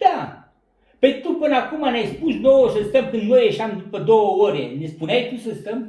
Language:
Romanian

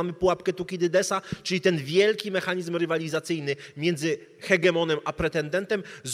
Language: Polish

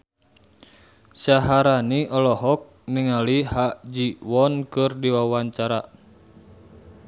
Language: Sundanese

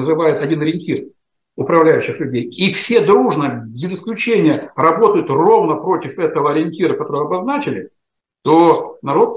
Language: Russian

